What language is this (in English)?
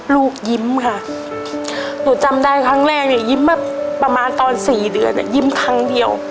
Thai